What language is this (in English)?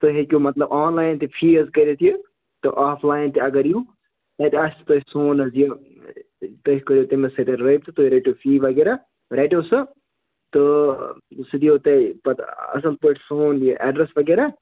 Kashmiri